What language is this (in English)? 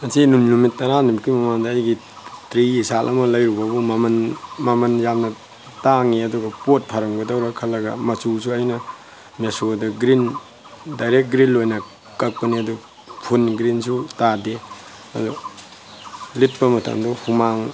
Manipuri